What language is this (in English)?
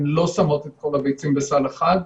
Hebrew